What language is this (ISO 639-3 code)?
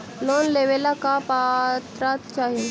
mag